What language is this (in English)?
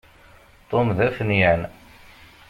Kabyle